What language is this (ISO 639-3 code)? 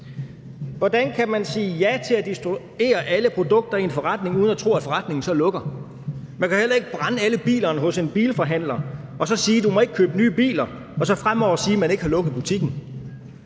dan